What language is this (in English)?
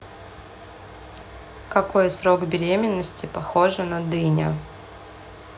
Russian